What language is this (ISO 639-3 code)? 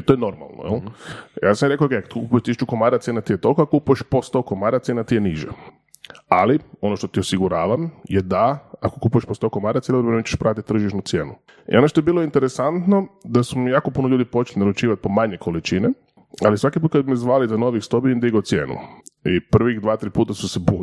hrv